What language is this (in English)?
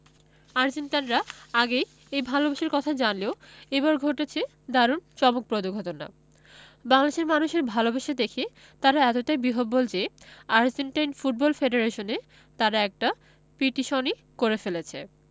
Bangla